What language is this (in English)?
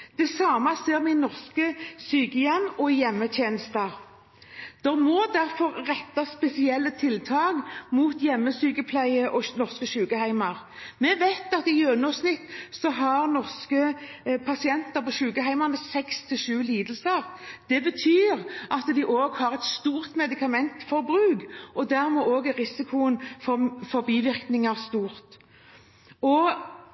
Norwegian Bokmål